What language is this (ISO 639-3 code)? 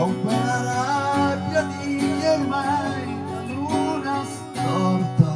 ita